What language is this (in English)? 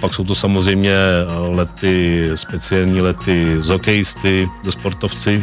Czech